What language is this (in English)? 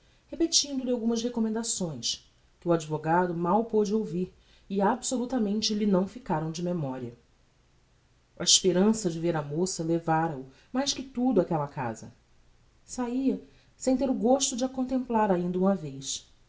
Portuguese